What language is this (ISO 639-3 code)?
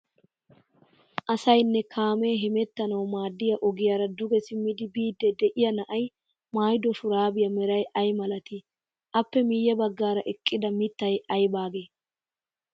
wal